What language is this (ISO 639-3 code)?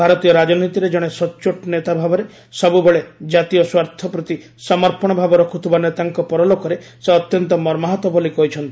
ori